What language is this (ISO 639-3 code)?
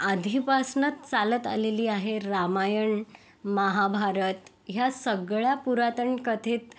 mar